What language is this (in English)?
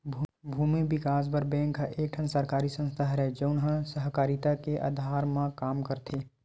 Chhattisgarhi